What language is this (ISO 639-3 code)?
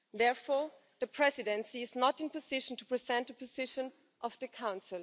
eng